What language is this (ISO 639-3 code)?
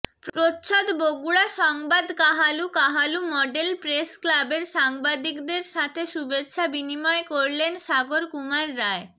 ben